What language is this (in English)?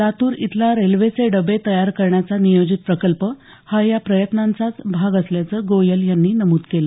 Marathi